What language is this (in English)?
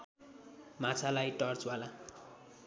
Nepali